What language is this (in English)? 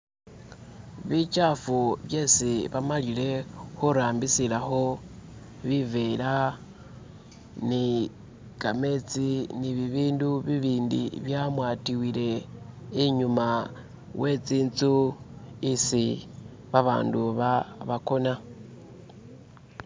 Masaaba